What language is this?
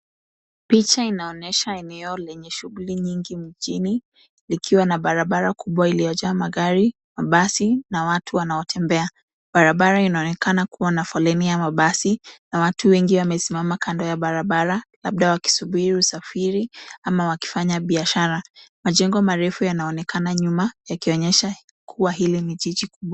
Swahili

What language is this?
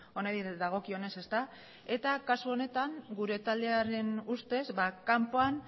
Basque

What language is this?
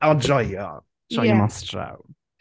Welsh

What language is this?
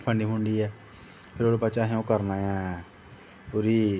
Dogri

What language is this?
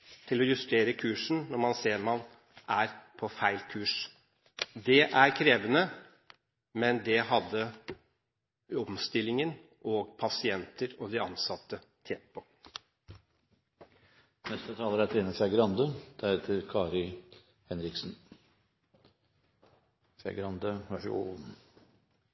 Norwegian Bokmål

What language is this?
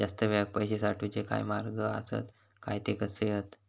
Marathi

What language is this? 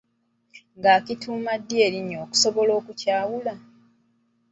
Ganda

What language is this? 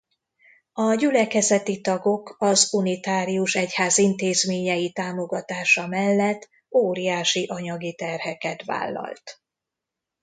Hungarian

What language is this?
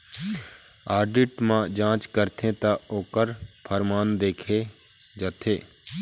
Chhattisgarhi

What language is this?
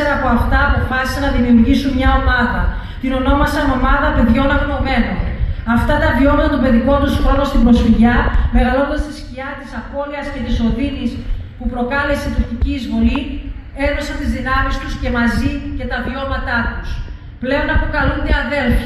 Greek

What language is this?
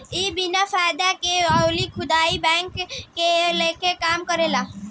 Bhojpuri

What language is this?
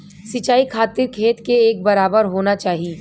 Bhojpuri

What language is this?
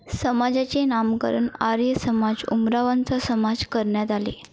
Marathi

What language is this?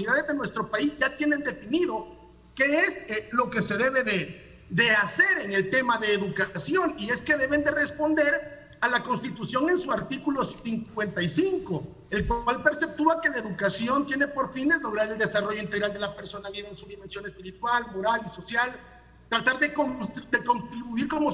Spanish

